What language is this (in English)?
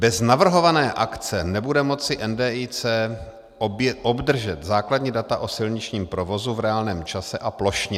Czech